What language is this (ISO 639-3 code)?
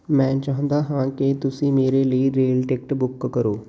pan